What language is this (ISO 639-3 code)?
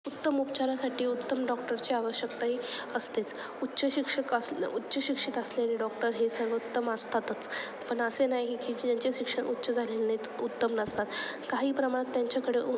mar